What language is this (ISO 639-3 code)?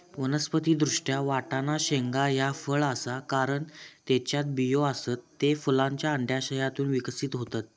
mar